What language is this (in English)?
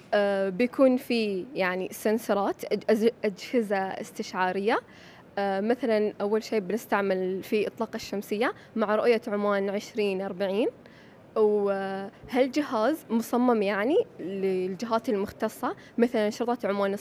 Arabic